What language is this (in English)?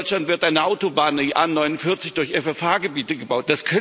German